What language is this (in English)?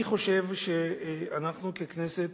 Hebrew